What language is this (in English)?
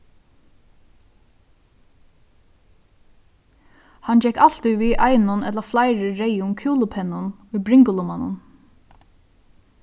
Faroese